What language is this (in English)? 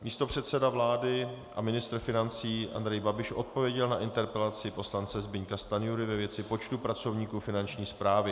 Czech